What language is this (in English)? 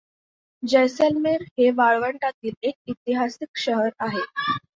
Marathi